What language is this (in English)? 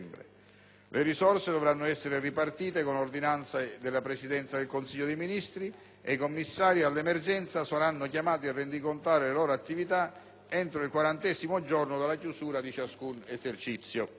Italian